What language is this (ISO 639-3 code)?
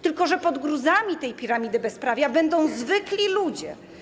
pol